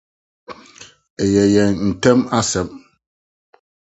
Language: Akan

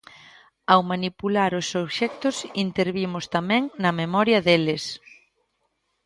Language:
Galician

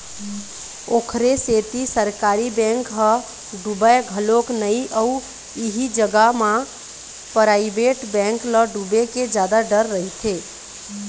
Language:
Chhattisgarhi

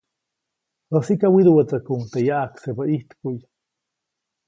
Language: Copainalá Zoque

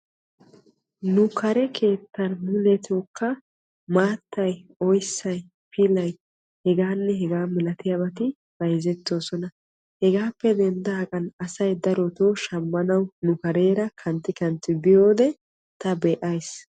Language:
Wolaytta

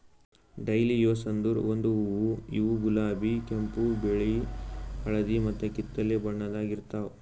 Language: Kannada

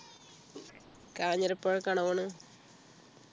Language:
Malayalam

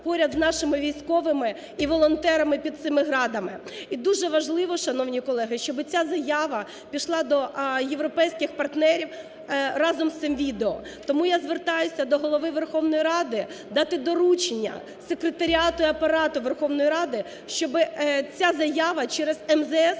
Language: Ukrainian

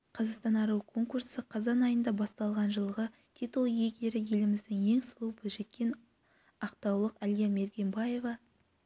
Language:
Kazakh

